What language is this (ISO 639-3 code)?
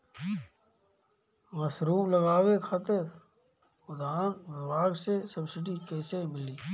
bho